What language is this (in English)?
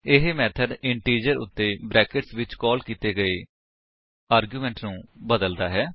Punjabi